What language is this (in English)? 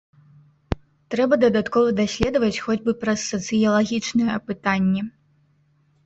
Belarusian